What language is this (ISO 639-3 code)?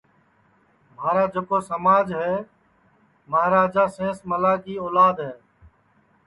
ssi